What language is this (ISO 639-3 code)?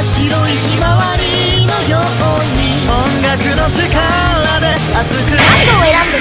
kor